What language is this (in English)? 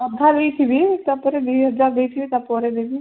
Odia